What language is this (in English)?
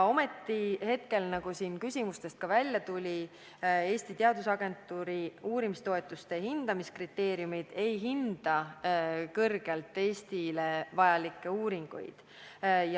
Estonian